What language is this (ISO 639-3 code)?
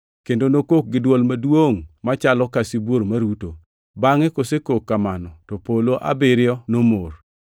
luo